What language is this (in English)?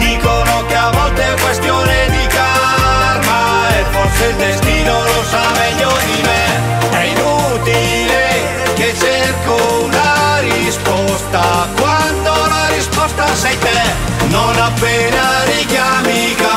Italian